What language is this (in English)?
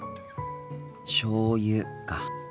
Japanese